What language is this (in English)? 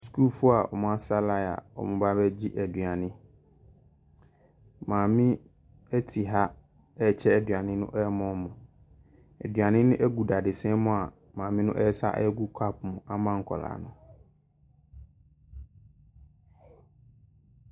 Akan